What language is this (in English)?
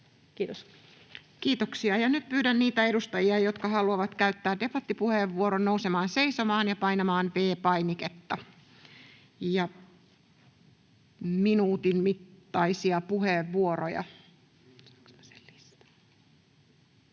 Finnish